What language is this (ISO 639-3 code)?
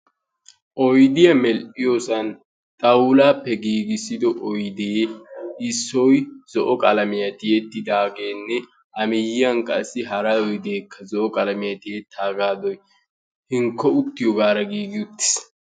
wal